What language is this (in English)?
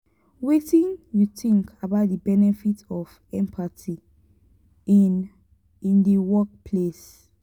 Nigerian Pidgin